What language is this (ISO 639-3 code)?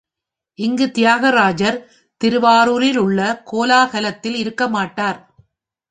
tam